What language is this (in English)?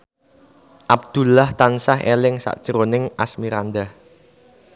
Javanese